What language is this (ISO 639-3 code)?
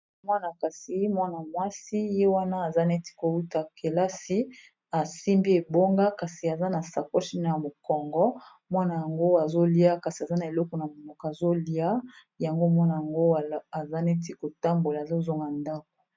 lin